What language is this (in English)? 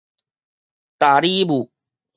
Min Nan Chinese